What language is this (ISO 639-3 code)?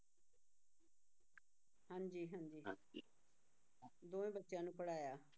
pan